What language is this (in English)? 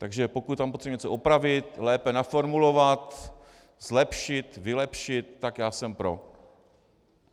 Czech